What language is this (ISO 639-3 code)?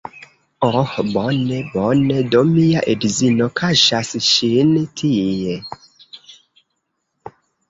epo